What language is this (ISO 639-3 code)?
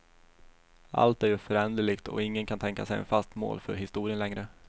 swe